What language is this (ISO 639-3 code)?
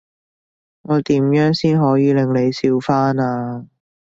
yue